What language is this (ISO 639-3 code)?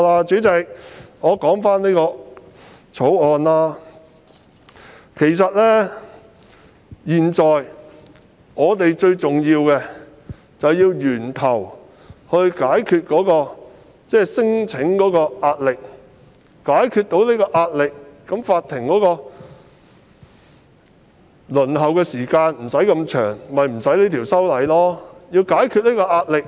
yue